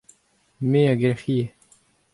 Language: Breton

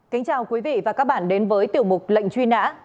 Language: Vietnamese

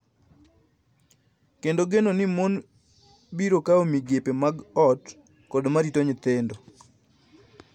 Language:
Luo (Kenya and Tanzania)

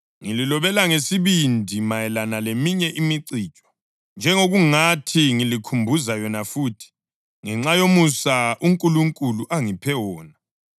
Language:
North Ndebele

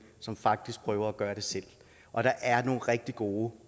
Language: Danish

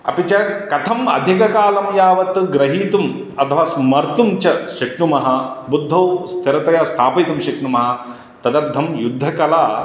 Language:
Sanskrit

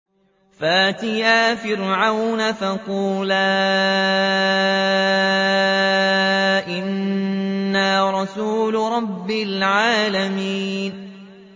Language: Arabic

